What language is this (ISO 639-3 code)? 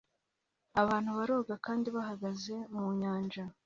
kin